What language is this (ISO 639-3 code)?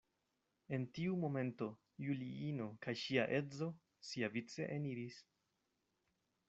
epo